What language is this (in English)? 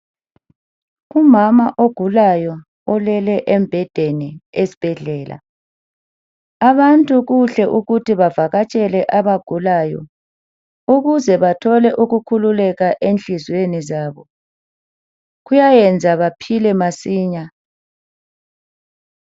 North Ndebele